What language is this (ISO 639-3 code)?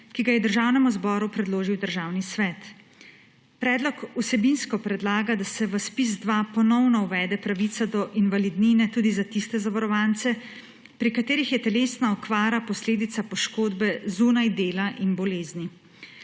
slv